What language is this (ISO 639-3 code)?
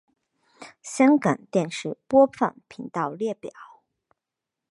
zho